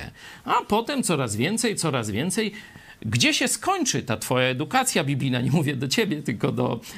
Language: Polish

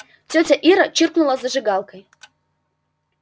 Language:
Russian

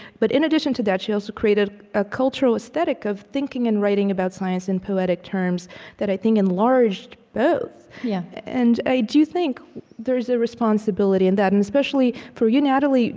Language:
English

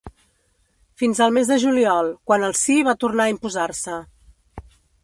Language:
Catalan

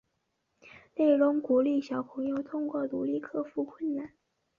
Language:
Chinese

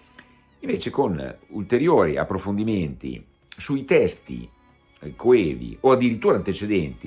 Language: Italian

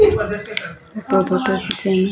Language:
Maithili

